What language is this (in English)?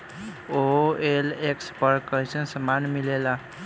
Bhojpuri